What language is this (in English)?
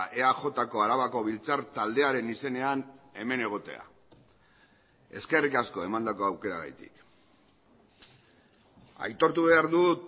Basque